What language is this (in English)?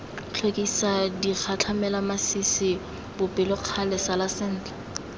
Tswana